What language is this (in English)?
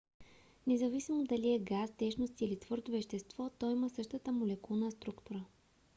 Bulgarian